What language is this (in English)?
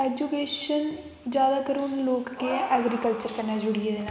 Dogri